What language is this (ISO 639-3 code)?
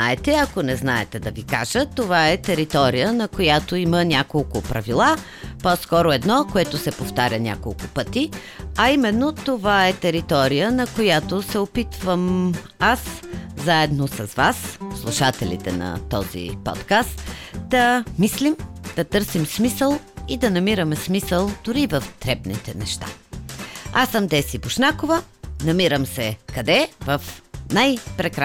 bul